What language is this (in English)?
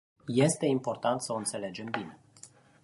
Romanian